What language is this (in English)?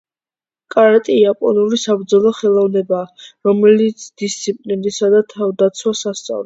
Georgian